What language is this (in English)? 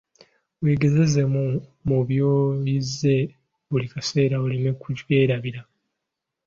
Ganda